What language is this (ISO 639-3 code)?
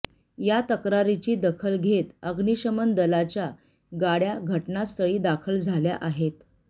mar